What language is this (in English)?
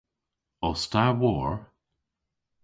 Cornish